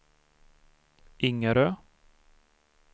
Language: Swedish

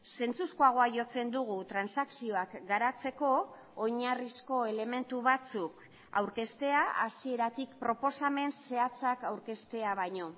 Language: Basque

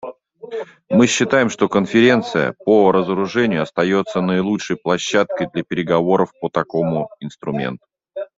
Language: Russian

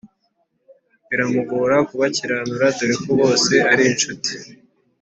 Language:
Kinyarwanda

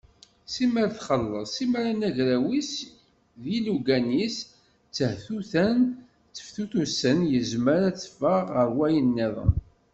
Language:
Kabyle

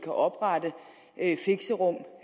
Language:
Danish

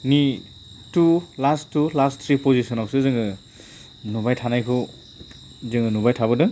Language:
Bodo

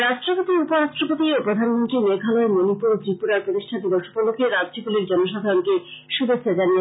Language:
Bangla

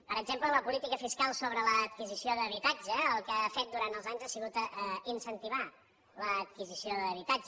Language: Catalan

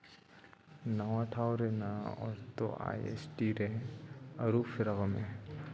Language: Santali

